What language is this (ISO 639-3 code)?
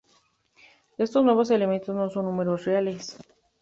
spa